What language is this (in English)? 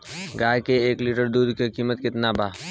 Bhojpuri